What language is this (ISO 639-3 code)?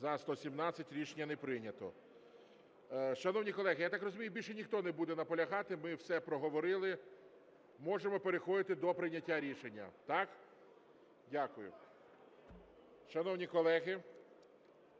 ukr